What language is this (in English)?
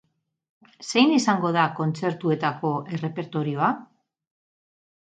Basque